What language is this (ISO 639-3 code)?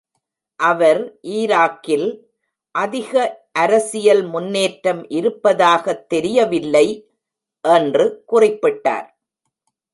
tam